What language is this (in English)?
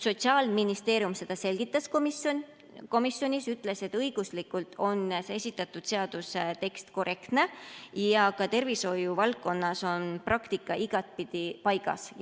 Estonian